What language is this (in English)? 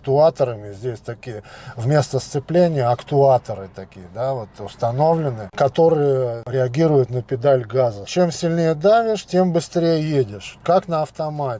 Russian